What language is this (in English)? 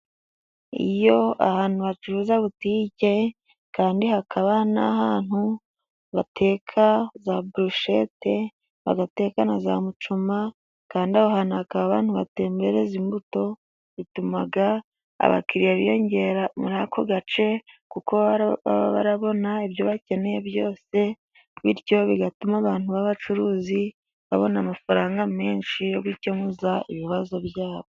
Kinyarwanda